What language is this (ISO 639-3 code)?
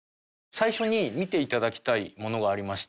jpn